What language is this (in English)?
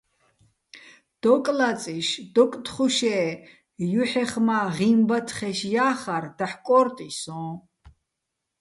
Bats